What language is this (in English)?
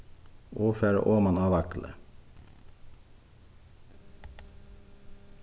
Faroese